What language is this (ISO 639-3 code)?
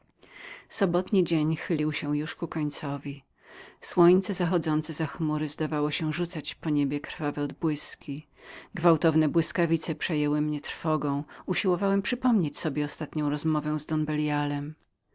pol